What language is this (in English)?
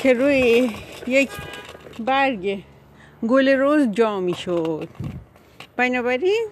Persian